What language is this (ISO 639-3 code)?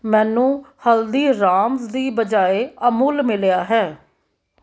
pan